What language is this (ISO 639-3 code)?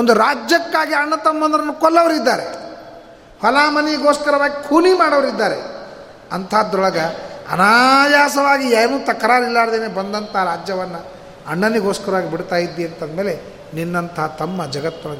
kan